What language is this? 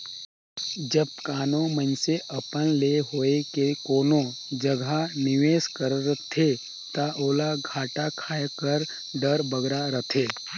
Chhattisgarhi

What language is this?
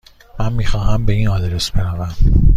Persian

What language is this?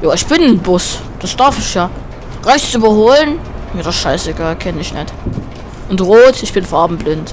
German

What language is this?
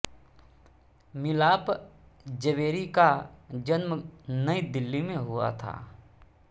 Hindi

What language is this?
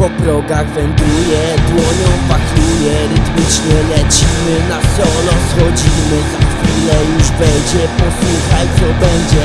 Polish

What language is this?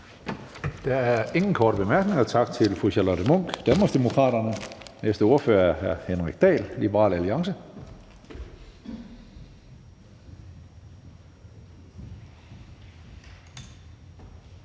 Danish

